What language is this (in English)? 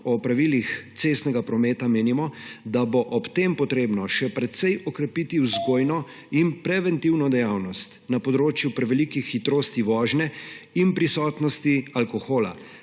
Slovenian